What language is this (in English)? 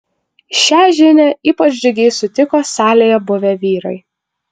Lithuanian